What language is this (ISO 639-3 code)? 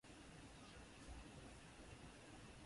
swa